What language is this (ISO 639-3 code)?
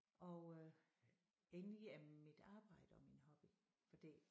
dan